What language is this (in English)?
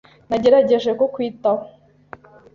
Kinyarwanda